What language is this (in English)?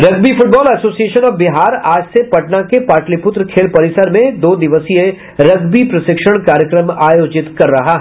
Hindi